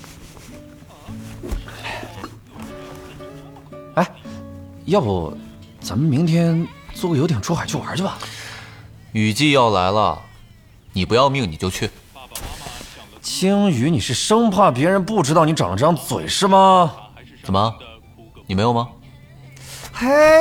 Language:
Chinese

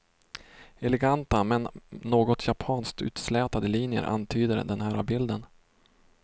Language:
Swedish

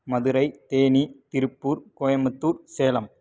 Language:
Tamil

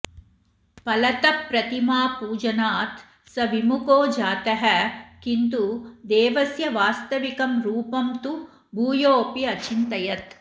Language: Sanskrit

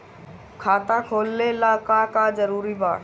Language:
Bhojpuri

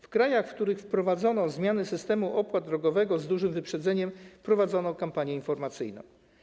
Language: Polish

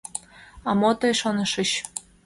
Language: Mari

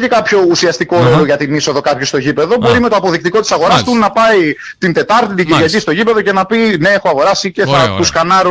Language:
Greek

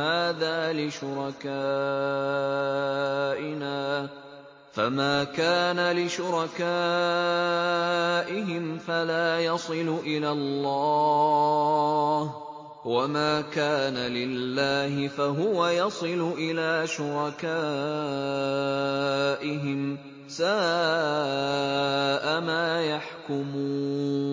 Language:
Arabic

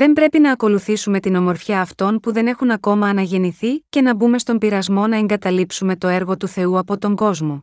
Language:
Greek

